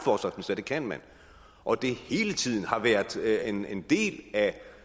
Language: Danish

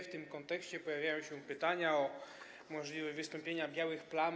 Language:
Polish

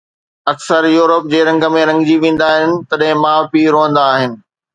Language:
Sindhi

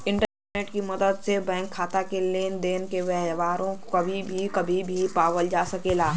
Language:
Bhojpuri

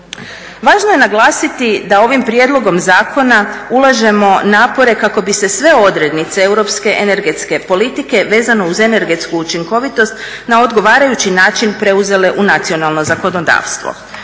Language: Croatian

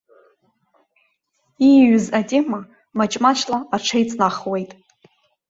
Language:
Abkhazian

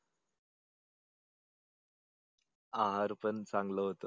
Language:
Marathi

